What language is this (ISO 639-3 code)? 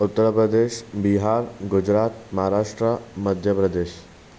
snd